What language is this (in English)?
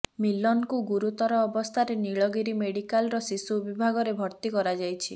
Odia